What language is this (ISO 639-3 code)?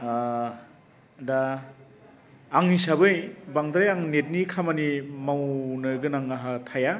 brx